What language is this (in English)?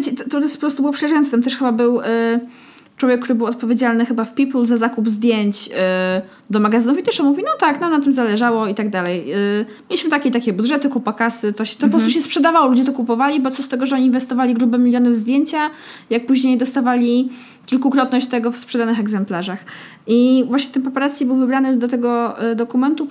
Polish